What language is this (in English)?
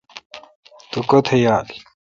Kalkoti